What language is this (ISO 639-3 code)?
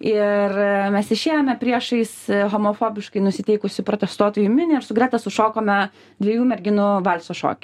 lit